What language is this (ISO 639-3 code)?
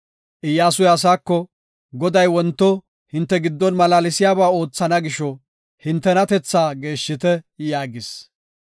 gof